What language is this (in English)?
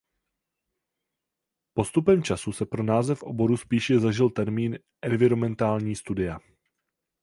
Czech